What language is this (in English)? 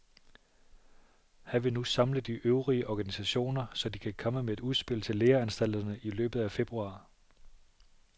Danish